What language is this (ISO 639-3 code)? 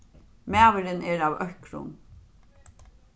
fao